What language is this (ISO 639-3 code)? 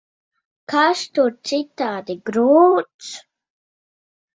lav